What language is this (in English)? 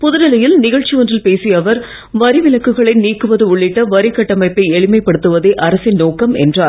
Tamil